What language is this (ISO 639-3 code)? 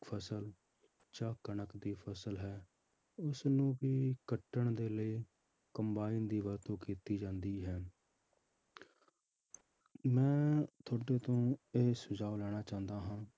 pan